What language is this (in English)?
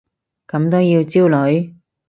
Cantonese